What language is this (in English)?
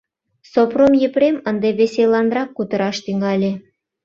Mari